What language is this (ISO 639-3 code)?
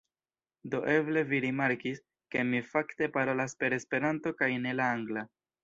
epo